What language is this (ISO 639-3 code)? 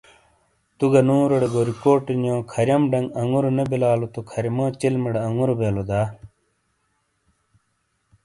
scl